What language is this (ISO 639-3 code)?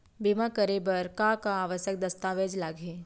hne